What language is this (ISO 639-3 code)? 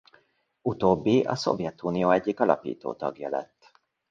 hun